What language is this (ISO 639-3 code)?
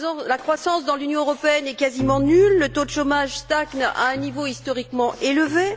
fra